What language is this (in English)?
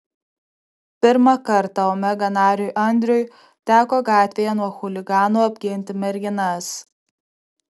Lithuanian